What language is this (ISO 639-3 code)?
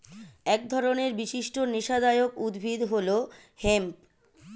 ben